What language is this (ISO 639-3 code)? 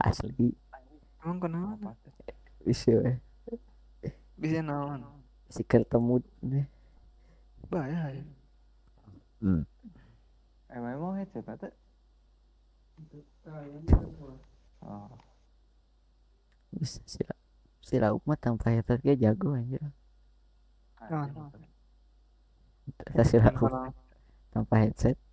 ind